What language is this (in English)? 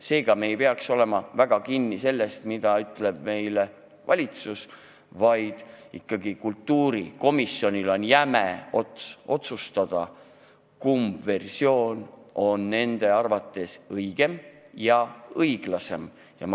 Estonian